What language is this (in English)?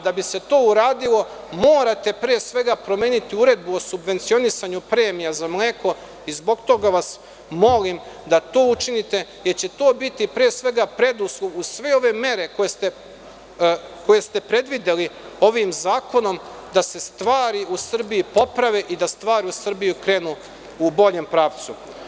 Serbian